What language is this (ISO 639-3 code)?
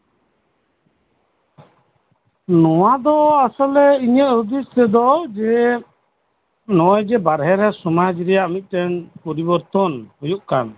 sat